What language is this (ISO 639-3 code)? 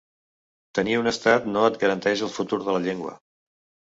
cat